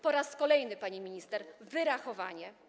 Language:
Polish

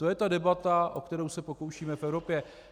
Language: Czech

